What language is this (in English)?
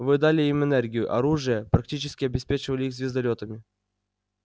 Russian